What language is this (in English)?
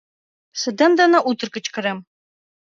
Mari